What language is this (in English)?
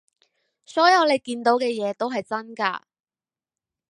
Cantonese